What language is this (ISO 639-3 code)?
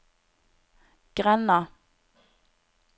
nor